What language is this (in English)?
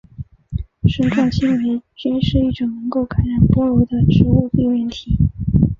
Chinese